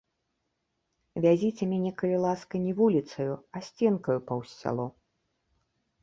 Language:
Belarusian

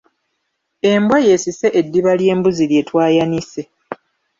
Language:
Ganda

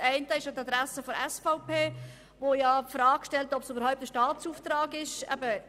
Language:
Swiss German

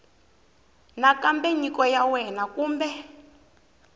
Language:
Tsonga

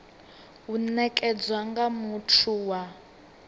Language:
Venda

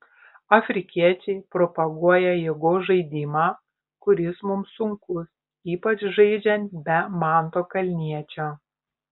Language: Lithuanian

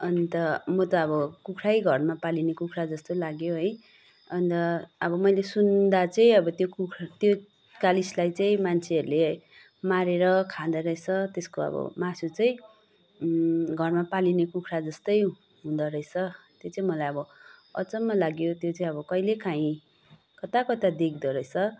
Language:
Nepali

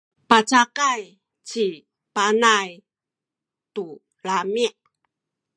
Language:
Sakizaya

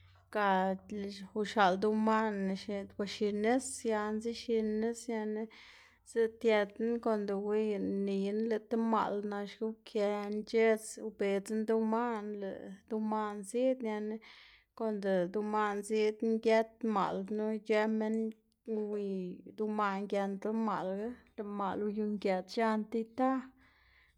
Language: Xanaguía Zapotec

